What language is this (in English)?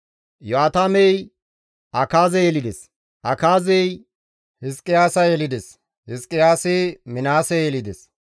Gamo